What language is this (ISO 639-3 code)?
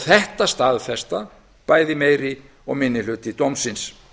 isl